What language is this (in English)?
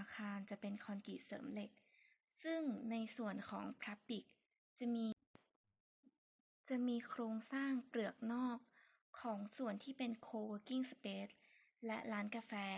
Thai